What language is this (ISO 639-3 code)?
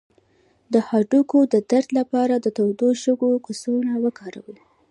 pus